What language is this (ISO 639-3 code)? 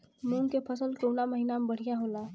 bho